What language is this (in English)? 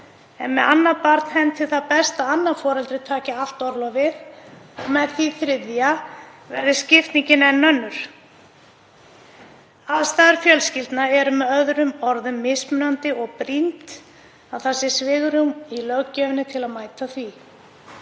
Icelandic